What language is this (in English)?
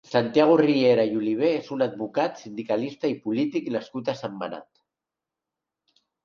Catalan